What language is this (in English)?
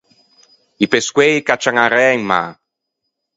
Ligurian